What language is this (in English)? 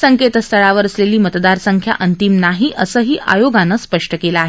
Marathi